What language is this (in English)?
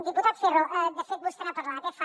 Catalan